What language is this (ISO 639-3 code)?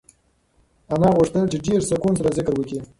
pus